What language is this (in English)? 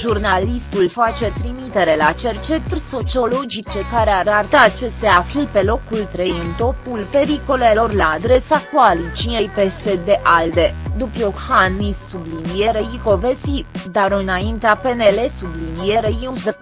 Romanian